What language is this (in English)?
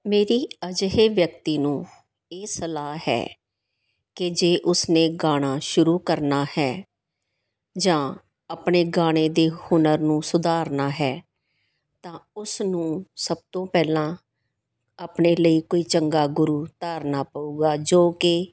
Punjabi